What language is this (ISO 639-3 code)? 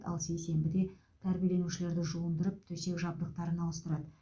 kaz